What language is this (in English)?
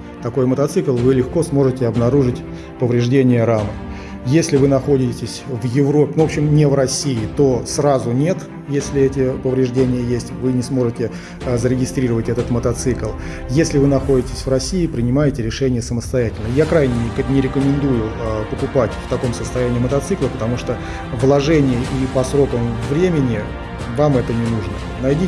Russian